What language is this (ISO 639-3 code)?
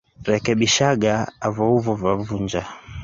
swa